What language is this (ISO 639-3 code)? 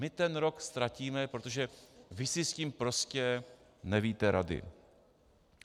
ces